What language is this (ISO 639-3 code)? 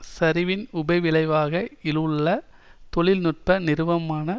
tam